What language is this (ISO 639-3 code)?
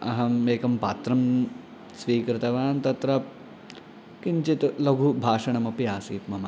san